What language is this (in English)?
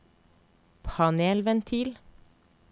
Norwegian